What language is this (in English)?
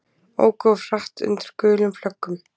Icelandic